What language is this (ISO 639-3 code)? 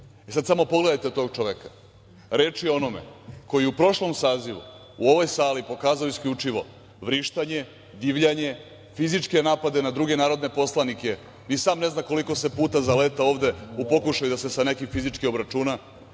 srp